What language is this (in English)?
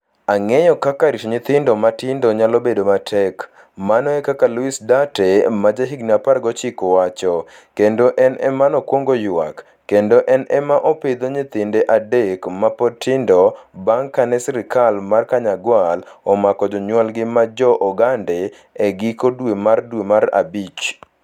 Luo (Kenya and Tanzania)